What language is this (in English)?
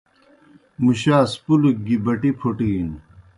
Kohistani Shina